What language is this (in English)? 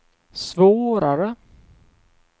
Swedish